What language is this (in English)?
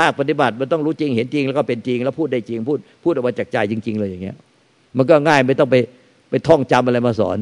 Thai